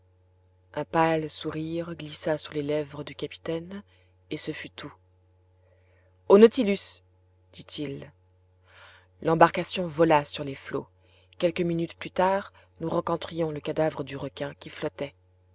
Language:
French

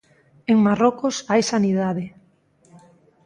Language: Galician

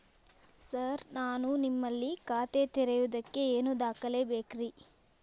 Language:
Kannada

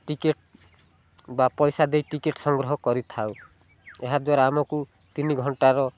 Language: Odia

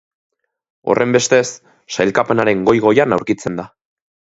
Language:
Basque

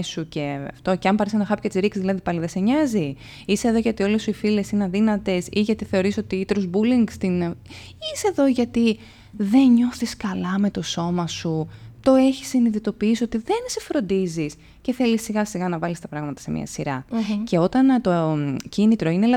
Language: Greek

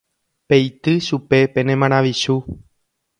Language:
Guarani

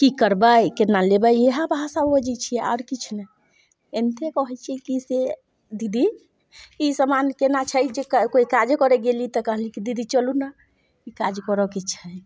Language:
Maithili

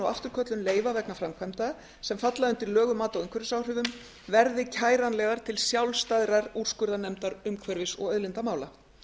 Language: Icelandic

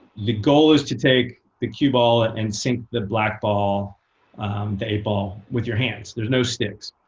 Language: English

